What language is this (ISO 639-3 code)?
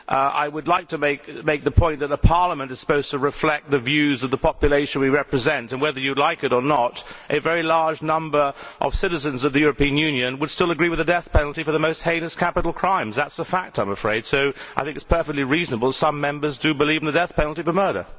eng